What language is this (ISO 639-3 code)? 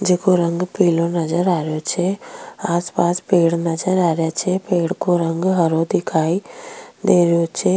raj